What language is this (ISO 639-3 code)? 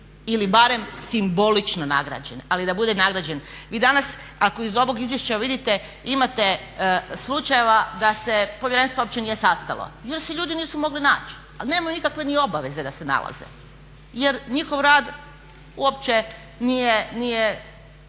hrv